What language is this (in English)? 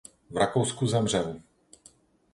Czech